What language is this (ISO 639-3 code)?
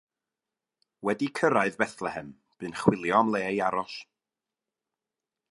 cym